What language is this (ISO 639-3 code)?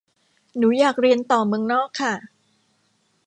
tha